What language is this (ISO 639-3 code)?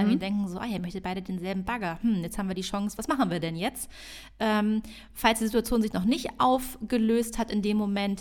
deu